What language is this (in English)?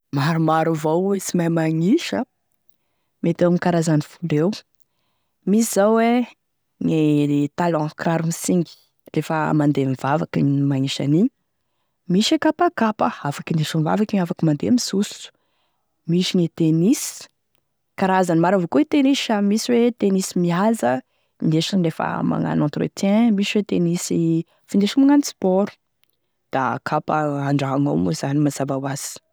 Tesaka Malagasy